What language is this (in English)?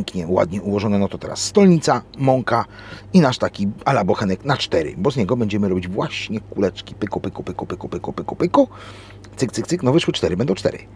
Polish